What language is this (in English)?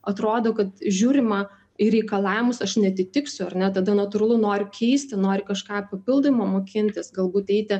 Lithuanian